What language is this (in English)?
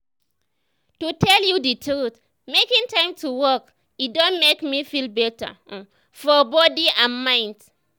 Nigerian Pidgin